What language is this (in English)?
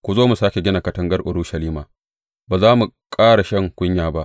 Hausa